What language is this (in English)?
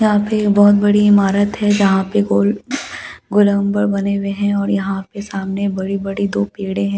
Hindi